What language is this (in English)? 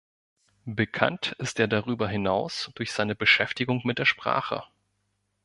German